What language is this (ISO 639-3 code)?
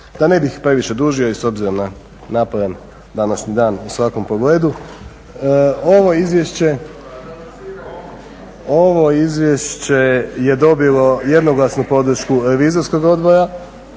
hrv